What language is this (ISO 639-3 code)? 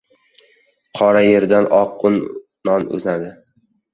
uzb